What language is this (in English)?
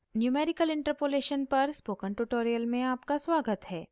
Hindi